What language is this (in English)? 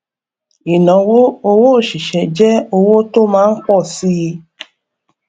Yoruba